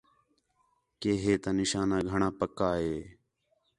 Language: Khetrani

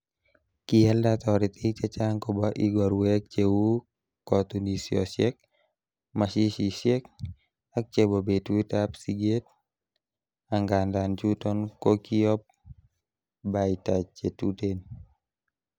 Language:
Kalenjin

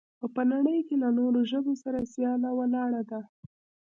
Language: Pashto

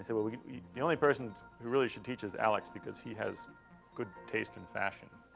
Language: English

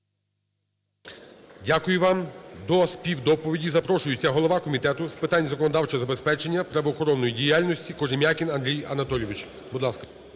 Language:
Ukrainian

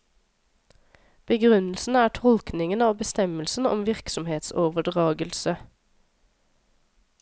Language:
Norwegian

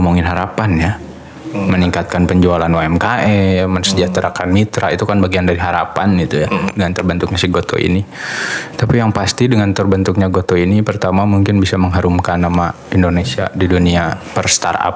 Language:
Indonesian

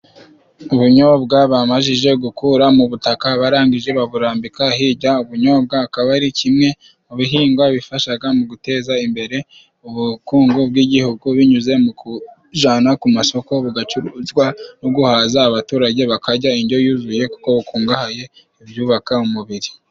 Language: Kinyarwanda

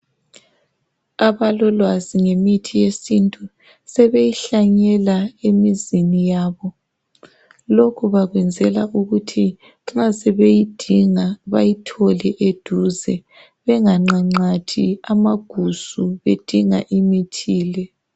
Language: North Ndebele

